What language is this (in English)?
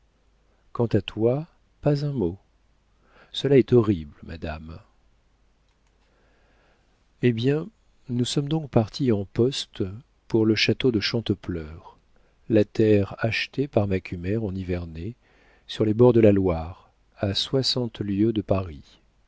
French